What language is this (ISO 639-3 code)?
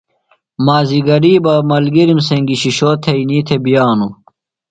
phl